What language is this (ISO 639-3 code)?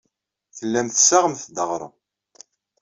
kab